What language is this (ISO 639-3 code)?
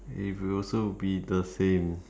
eng